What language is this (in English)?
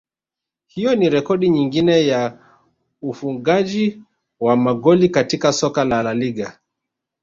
Swahili